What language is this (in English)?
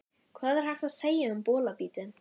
Icelandic